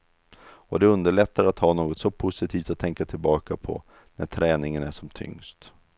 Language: Swedish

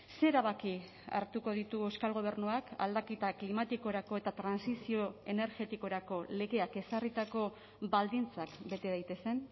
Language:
Basque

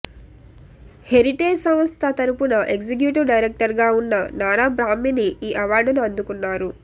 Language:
Telugu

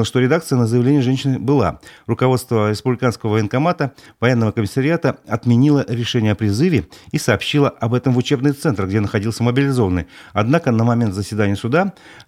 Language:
Russian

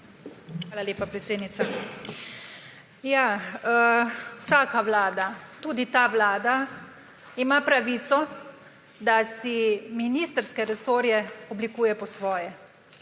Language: Slovenian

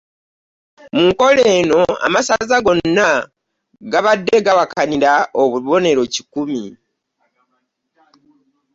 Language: Ganda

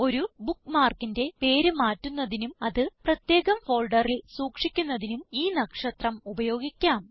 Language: Malayalam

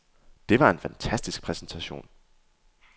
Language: Danish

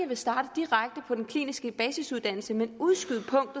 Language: Danish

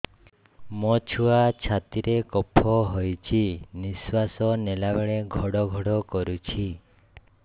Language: Odia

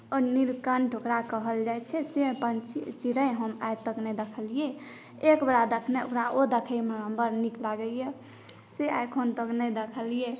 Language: Maithili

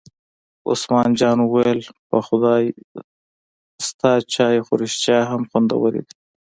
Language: Pashto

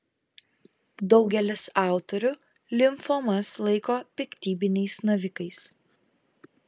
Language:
Lithuanian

